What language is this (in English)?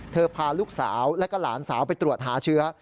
Thai